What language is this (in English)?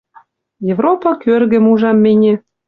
Western Mari